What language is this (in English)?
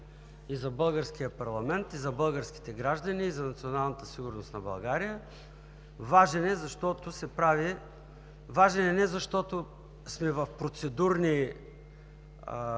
Bulgarian